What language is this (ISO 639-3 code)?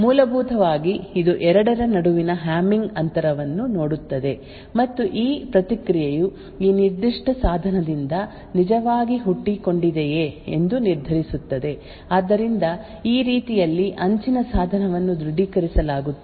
kan